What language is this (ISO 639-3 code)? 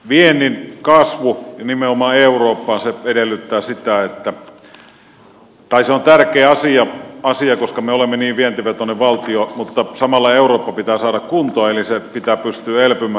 fin